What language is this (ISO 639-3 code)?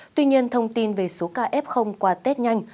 vie